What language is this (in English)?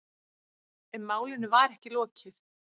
Icelandic